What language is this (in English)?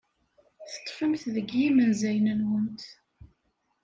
Kabyle